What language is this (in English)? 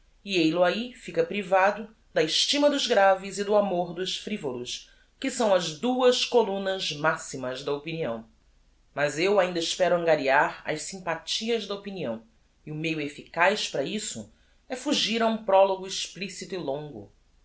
Portuguese